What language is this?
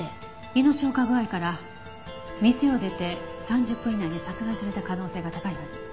Japanese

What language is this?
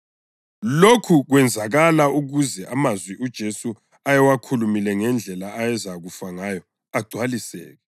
North Ndebele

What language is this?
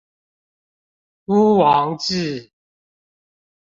Chinese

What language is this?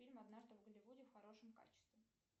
Russian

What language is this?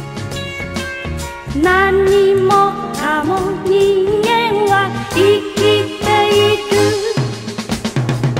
Vietnamese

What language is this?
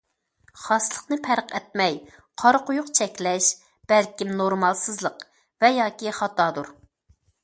Uyghur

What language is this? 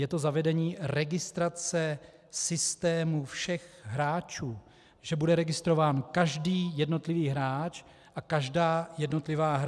Czech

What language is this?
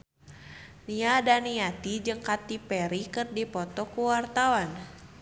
Sundanese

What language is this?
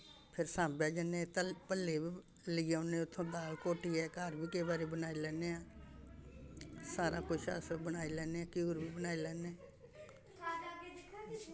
Dogri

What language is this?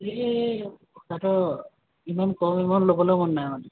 Assamese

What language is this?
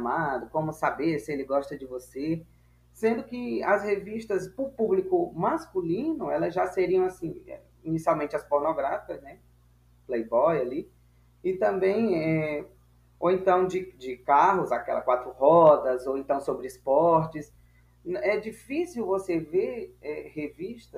Portuguese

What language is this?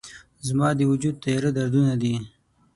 Pashto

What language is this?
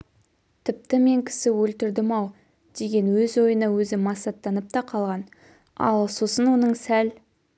Kazakh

